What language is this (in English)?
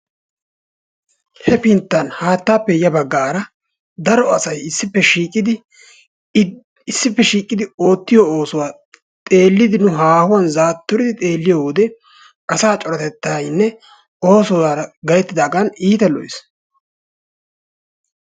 Wolaytta